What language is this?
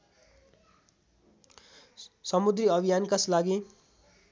Nepali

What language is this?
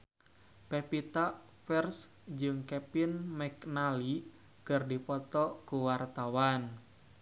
Sundanese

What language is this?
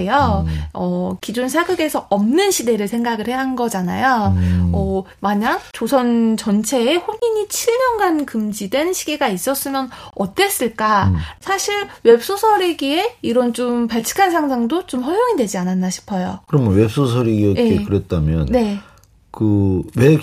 Korean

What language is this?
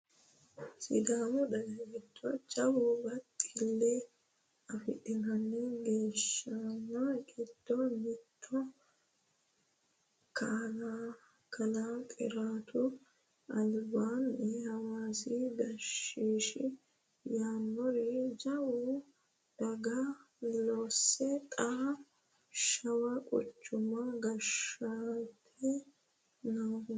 Sidamo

